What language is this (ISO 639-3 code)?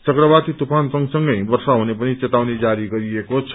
nep